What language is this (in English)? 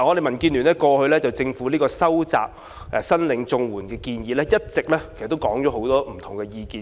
Cantonese